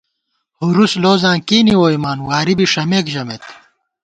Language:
Gawar-Bati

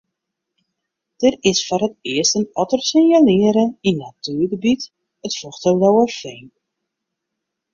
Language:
Western Frisian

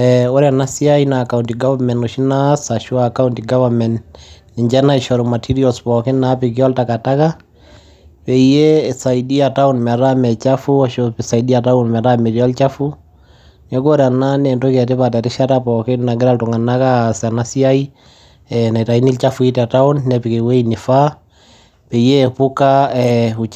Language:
Masai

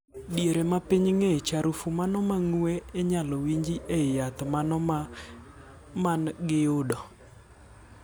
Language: Luo (Kenya and Tanzania)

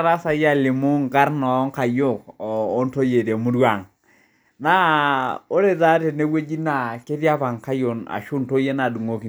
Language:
Masai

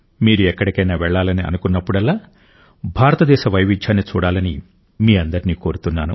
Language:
Telugu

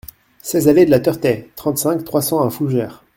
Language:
French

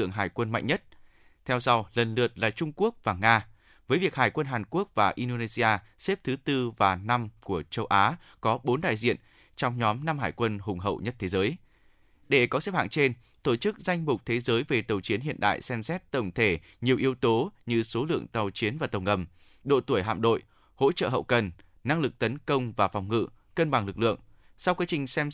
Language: Vietnamese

